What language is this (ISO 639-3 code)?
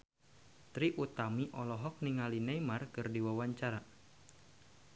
sun